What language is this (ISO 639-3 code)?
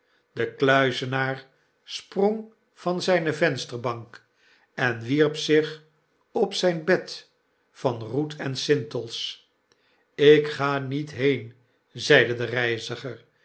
nld